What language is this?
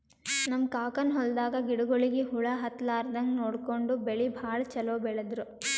Kannada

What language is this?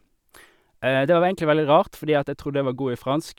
Norwegian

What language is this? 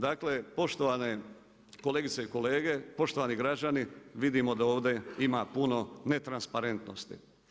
Croatian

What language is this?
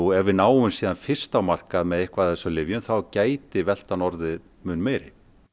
Icelandic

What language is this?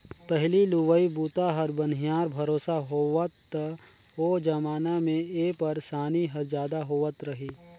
Chhattisgarhi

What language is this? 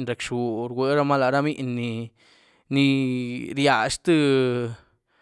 Güilá Zapotec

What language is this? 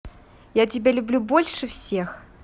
Russian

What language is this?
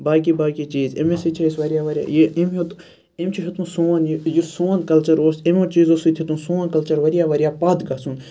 Kashmiri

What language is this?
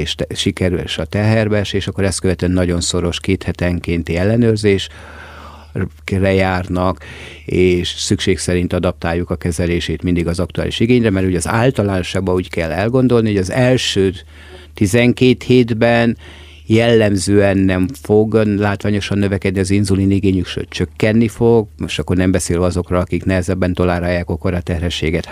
Hungarian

